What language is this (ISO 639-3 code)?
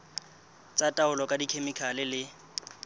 sot